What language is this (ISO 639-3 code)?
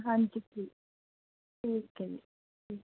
pan